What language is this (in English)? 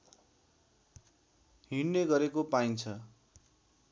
Nepali